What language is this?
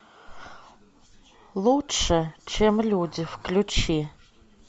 Russian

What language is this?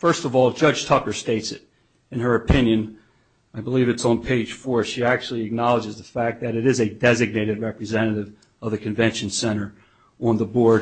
English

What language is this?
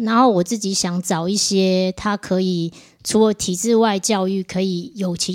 Chinese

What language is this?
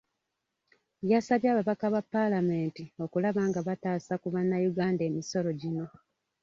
Ganda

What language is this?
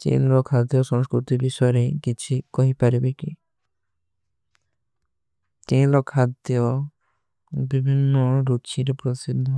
Kui (India)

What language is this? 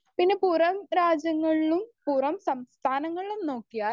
Malayalam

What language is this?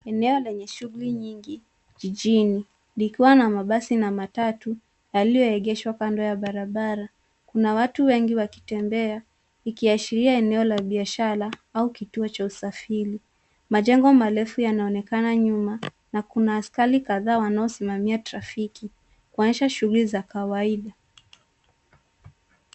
Swahili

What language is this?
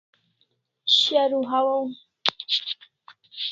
Kalasha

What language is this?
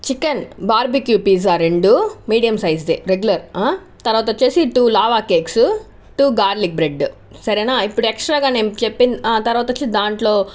Telugu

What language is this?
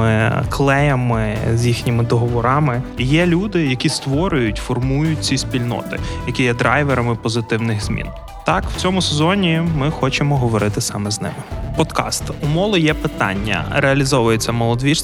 Ukrainian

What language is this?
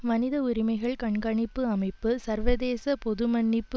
Tamil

